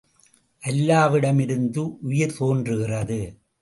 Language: Tamil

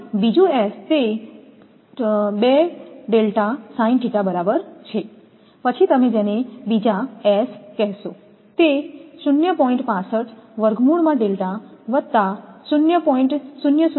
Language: Gujarati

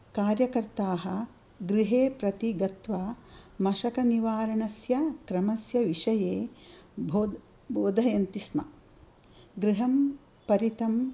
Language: Sanskrit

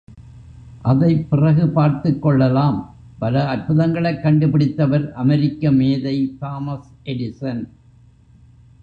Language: Tamil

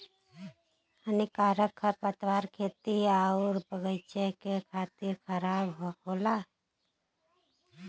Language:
Bhojpuri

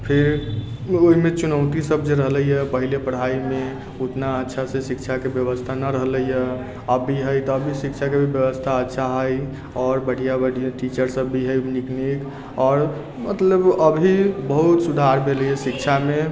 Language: Maithili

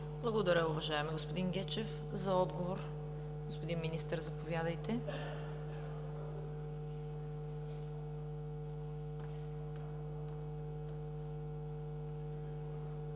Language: Bulgarian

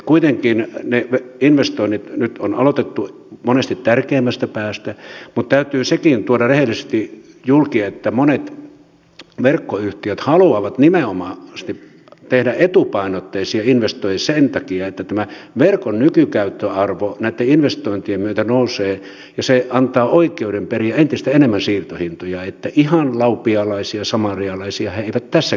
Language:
Finnish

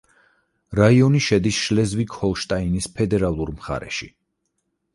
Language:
Georgian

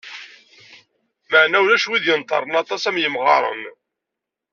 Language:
Kabyle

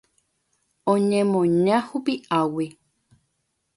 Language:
Guarani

